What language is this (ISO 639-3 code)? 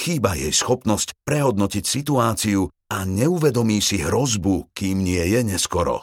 slk